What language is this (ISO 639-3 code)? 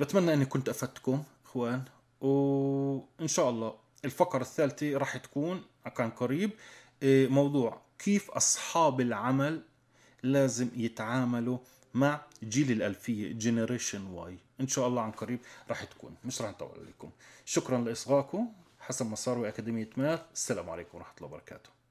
ara